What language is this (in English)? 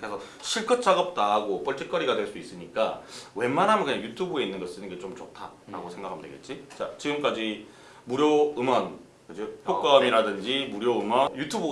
Korean